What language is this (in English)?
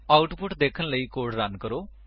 Punjabi